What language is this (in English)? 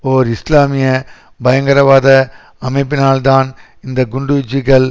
Tamil